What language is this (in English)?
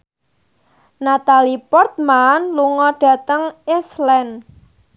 Javanese